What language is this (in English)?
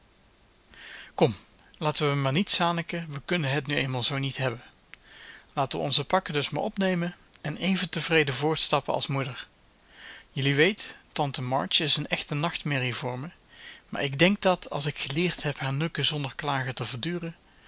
Dutch